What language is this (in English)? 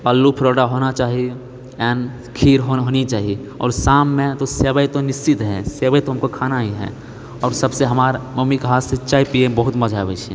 Maithili